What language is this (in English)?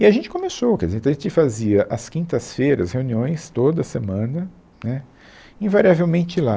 Portuguese